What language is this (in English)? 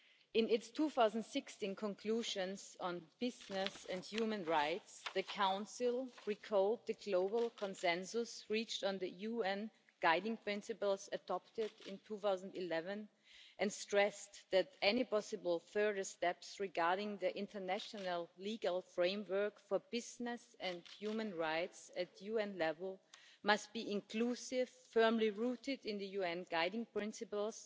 English